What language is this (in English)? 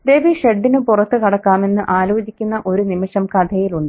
Malayalam